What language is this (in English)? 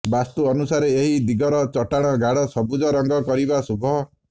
Odia